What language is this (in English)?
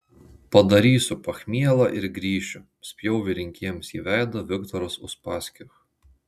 Lithuanian